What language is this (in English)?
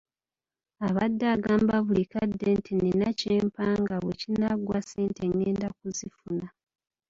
Ganda